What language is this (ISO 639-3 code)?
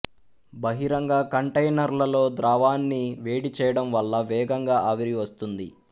tel